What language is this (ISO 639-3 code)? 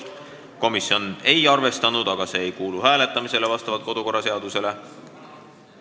est